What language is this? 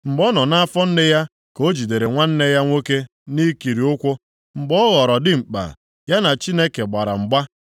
Igbo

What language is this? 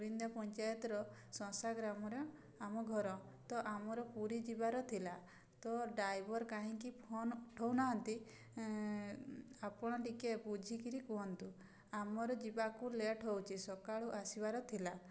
Odia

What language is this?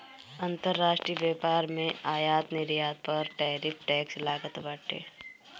Bhojpuri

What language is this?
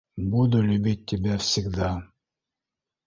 Bashkir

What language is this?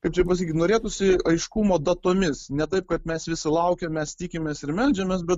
Lithuanian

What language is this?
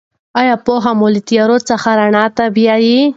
Pashto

